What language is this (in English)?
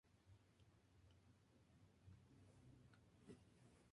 Spanish